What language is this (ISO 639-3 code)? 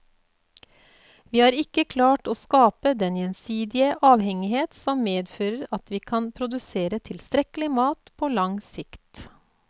nor